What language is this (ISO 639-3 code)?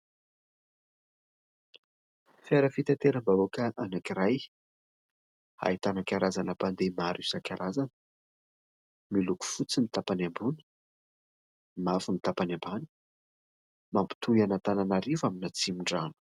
mlg